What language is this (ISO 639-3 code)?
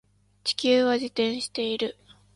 jpn